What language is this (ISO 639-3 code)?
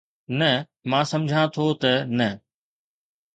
snd